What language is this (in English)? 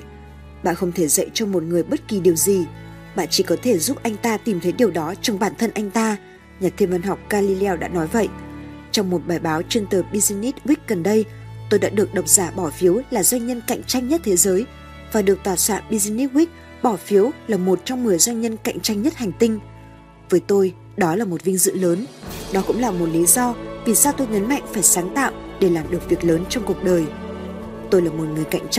Vietnamese